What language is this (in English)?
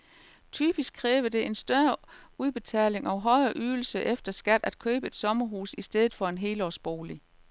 Danish